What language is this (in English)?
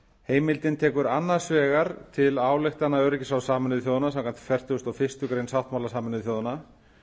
Icelandic